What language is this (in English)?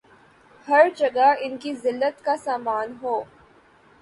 Urdu